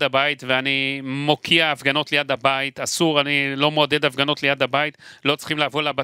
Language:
Hebrew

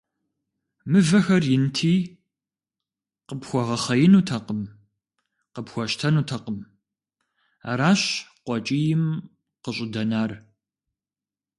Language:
Kabardian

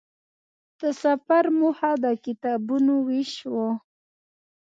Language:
Pashto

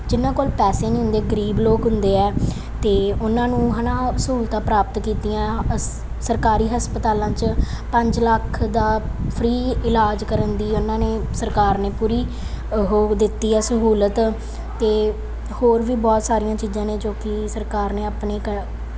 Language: Punjabi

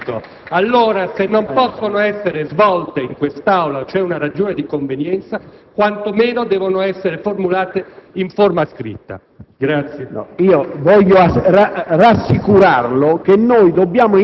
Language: Italian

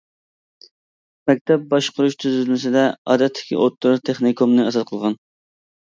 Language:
Uyghur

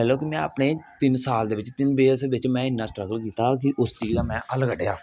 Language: Dogri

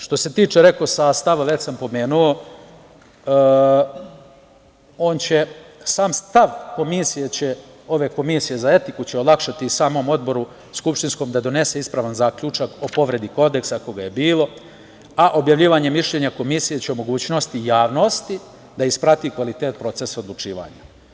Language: Serbian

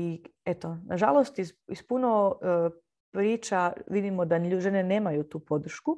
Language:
Croatian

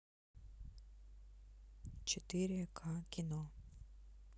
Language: Russian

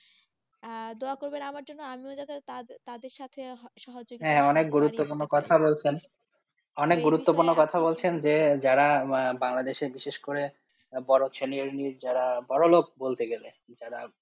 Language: Bangla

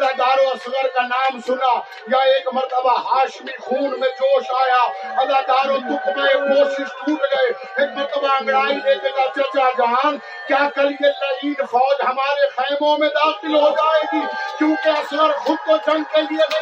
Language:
Urdu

